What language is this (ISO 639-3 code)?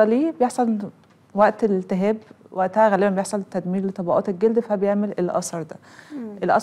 ara